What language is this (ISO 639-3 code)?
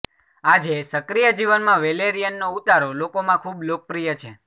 guj